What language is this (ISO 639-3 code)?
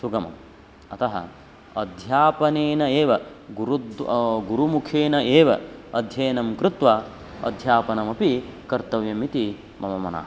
san